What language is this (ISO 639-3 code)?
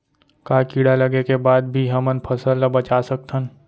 hne